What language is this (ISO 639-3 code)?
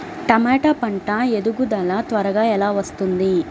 tel